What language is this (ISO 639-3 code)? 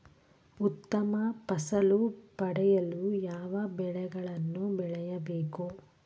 kan